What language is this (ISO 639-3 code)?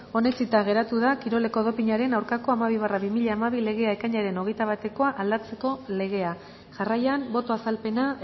eus